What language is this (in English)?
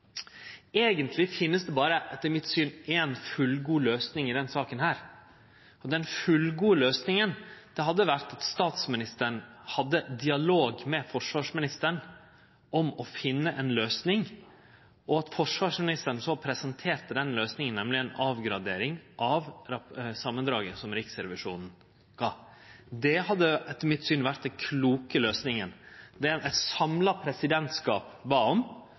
Norwegian Nynorsk